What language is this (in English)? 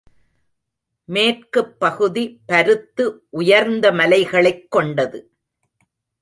Tamil